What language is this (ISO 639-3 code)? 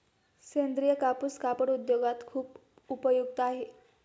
mar